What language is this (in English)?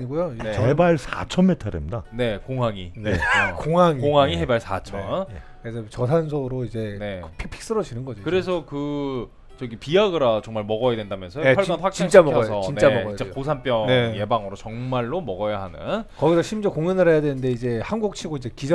Korean